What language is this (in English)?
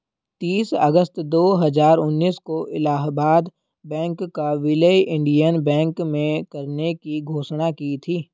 Hindi